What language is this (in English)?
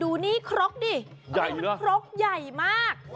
Thai